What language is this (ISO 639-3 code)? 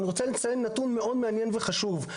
heb